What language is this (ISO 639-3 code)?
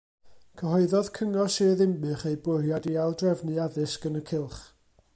cym